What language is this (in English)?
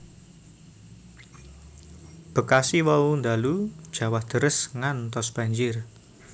Javanese